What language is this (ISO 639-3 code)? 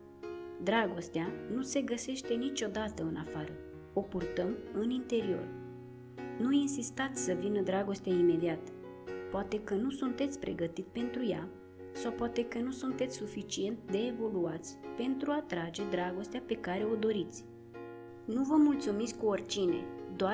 ron